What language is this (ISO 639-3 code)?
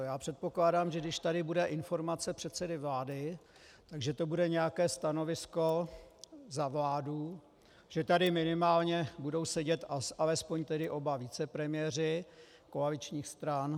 ces